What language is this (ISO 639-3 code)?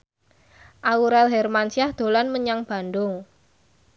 jav